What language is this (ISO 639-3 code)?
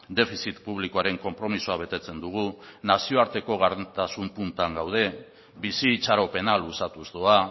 eus